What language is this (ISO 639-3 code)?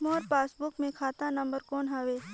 hne